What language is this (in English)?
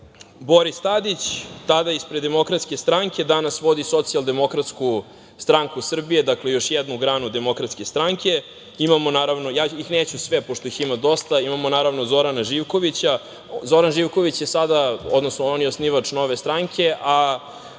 Serbian